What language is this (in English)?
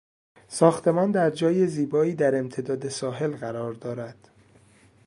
Persian